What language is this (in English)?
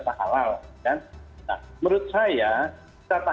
Indonesian